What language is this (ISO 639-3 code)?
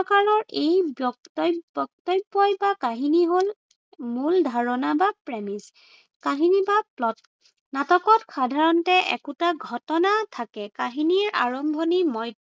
asm